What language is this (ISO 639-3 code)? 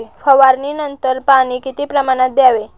mar